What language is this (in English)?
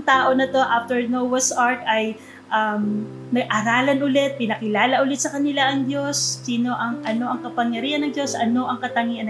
Filipino